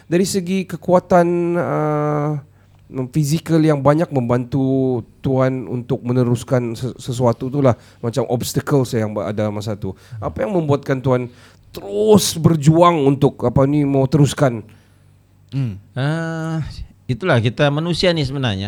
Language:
Malay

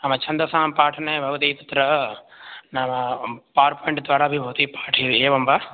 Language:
Sanskrit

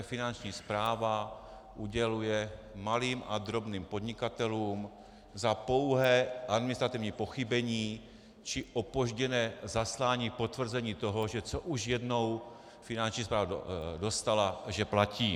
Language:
Czech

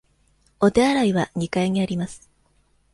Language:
Japanese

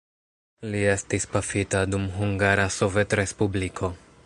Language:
Esperanto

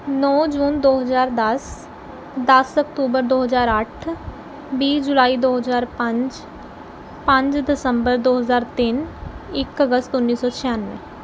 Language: Punjabi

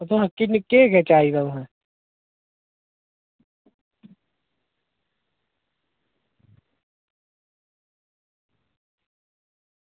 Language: Dogri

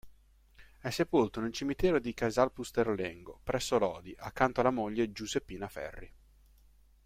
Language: Italian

